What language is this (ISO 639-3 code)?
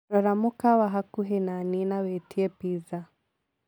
kik